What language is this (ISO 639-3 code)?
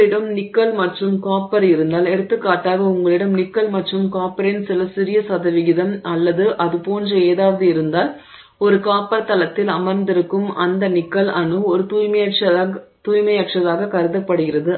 tam